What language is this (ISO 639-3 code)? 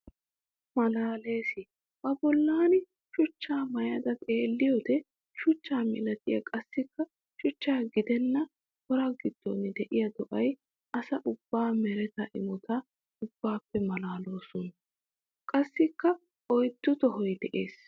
wal